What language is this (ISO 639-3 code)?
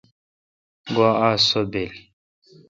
xka